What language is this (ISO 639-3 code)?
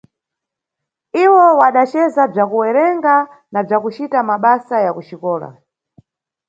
nyu